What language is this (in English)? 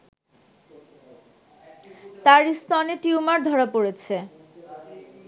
Bangla